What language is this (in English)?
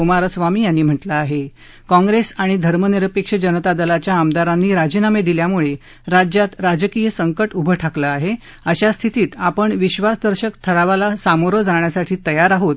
Marathi